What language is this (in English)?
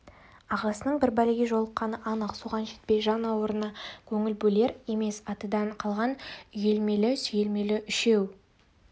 Kazakh